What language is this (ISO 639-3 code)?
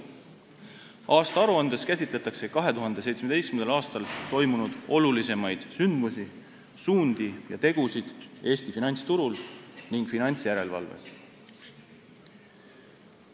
est